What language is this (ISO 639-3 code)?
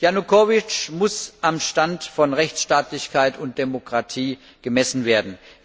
deu